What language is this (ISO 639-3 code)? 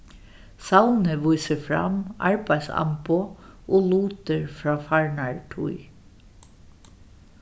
fao